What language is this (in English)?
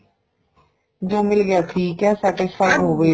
Punjabi